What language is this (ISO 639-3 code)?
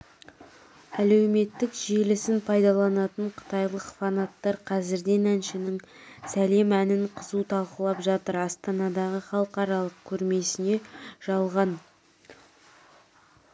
kaz